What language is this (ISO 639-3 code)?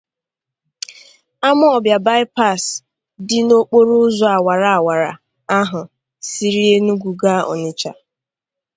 ibo